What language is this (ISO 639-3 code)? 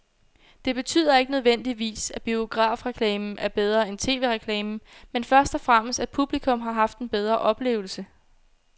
dan